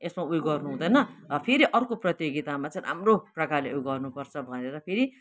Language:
Nepali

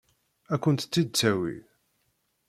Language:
Kabyle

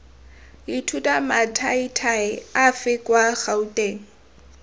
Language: Tswana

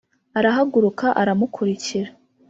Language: Kinyarwanda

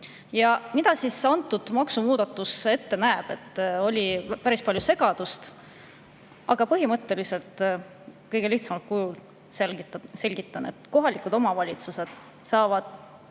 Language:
Estonian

